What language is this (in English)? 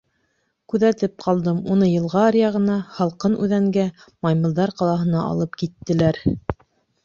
Bashkir